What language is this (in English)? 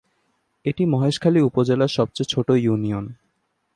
Bangla